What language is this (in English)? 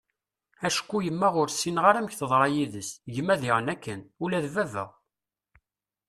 Kabyle